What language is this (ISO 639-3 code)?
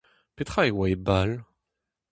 bre